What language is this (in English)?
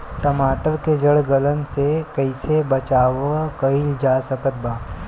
Bhojpuri